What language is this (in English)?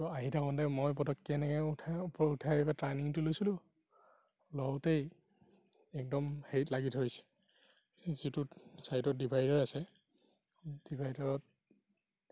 Assamese